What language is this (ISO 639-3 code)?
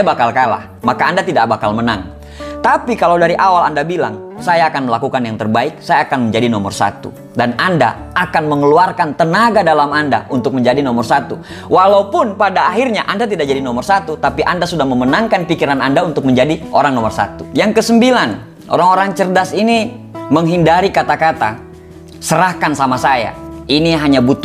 ind